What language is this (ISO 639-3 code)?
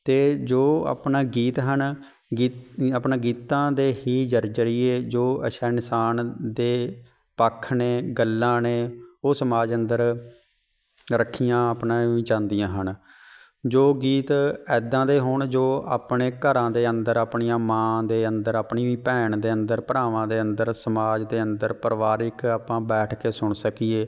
pan